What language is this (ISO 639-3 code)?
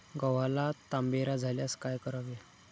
mar